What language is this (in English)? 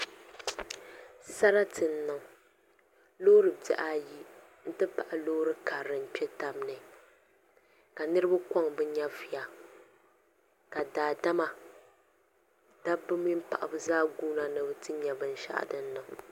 Dagbani